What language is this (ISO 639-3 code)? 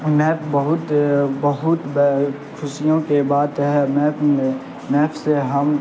urd